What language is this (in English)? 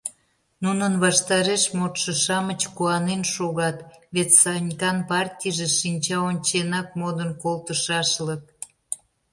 Mari